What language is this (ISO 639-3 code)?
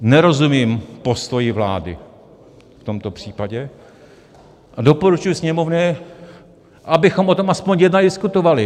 ces